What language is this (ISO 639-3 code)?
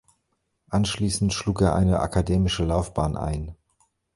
deu